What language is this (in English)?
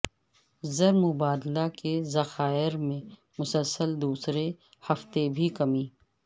Urdu